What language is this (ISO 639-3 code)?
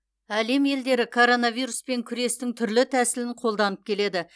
kaz